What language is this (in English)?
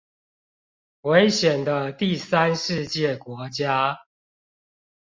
Chinese